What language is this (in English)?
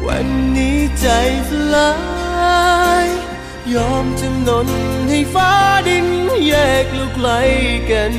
Thai